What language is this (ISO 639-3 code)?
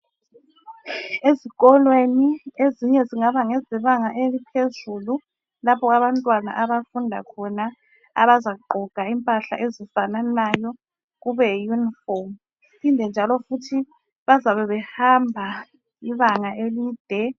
nde